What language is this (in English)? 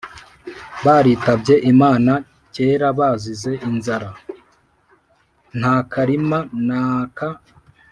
Kinyarwanda